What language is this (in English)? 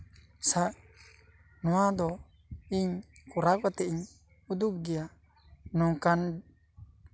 Santali